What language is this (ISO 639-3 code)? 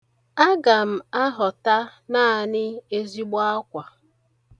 ibo